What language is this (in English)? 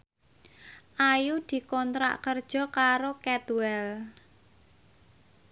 Javanese